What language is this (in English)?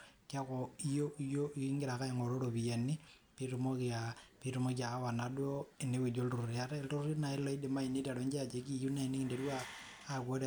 Masai